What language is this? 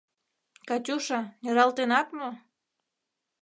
Mari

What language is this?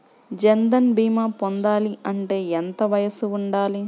Telugu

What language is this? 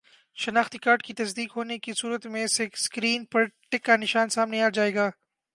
Urdu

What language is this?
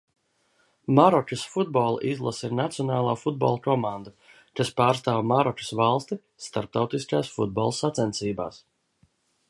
Latvian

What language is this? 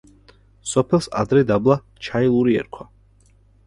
Georgian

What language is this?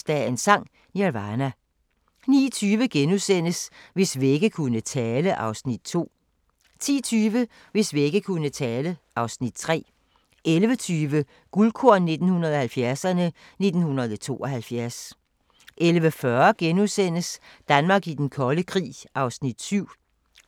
Danish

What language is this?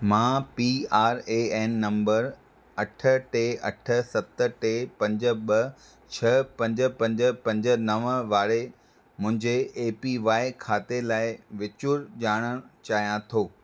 Sindhi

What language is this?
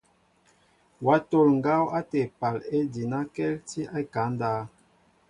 Mbo (Cameroon)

